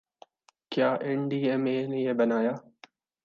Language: Urdu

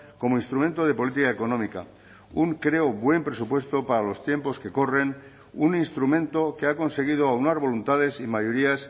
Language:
Spanish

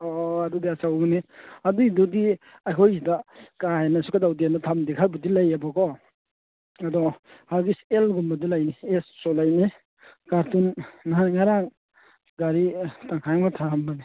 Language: Manipuri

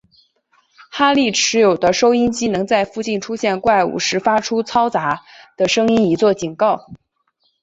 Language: Chinese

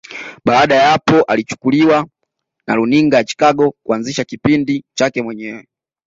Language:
Swahili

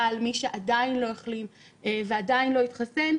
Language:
Hebrew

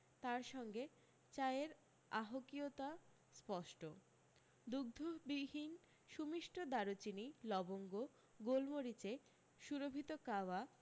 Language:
Bangla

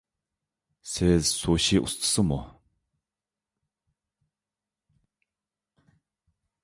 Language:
Uyghur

